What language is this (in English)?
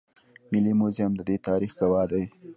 Pashto